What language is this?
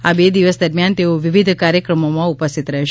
Gujarati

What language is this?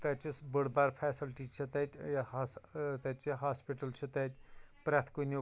Kashmiri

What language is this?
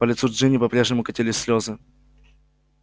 Russian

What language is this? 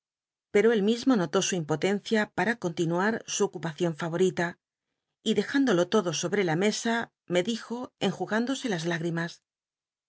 Spanish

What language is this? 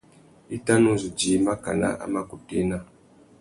Tuki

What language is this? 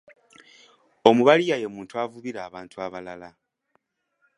Ganda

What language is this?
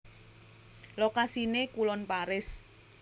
Javanese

